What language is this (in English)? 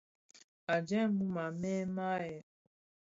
Bafia